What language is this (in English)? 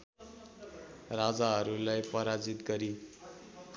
Nepali